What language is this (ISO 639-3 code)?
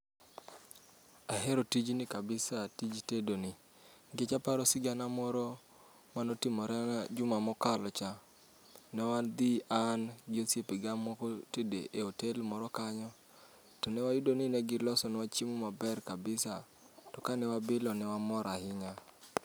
luo